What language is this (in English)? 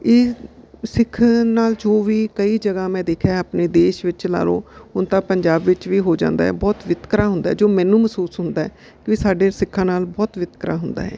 Punjabi